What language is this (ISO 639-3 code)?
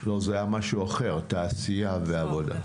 heb